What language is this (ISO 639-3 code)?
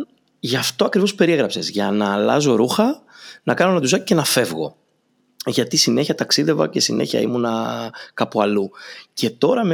ell